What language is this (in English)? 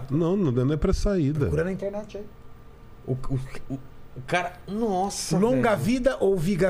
Portuguese